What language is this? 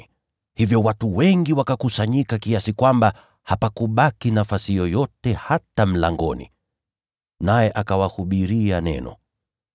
Swahili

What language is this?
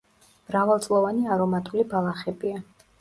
Georgian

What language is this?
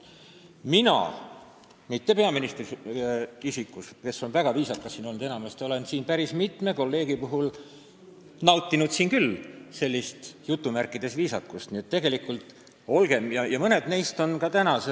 Estonian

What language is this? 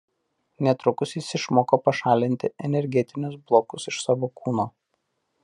Lithuanian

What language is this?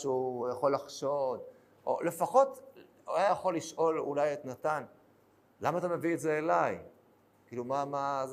Hebrew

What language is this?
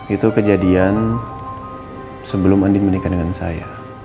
Indonesian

